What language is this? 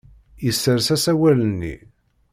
Kabyle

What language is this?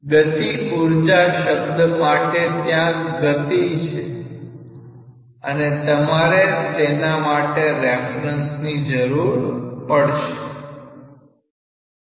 Gujarati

